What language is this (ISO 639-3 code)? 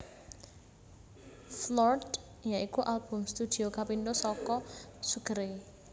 jav